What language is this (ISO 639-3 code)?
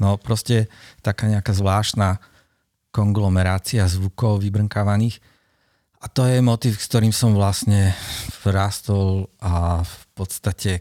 slk